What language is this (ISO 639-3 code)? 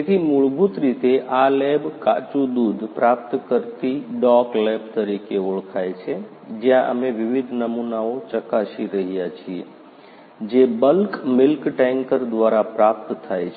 guj